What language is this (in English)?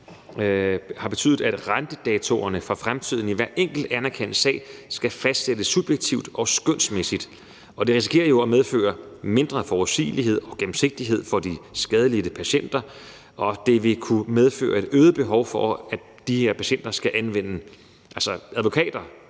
Danish